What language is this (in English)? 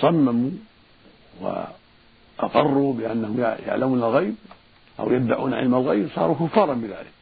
Arabic